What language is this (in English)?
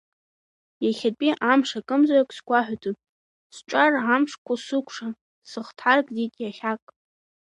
Abkhazian